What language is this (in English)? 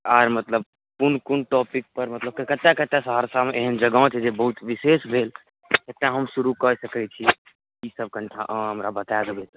Maithili